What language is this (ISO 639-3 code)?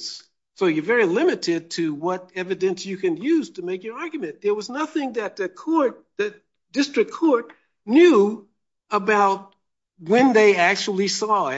eng